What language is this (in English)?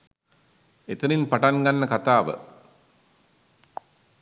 Sinhala